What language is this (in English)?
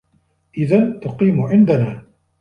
Arabic